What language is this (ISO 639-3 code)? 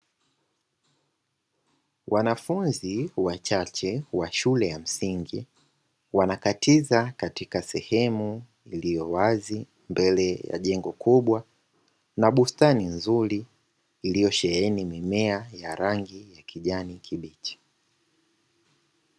swa